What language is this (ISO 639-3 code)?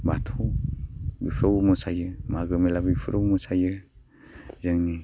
brx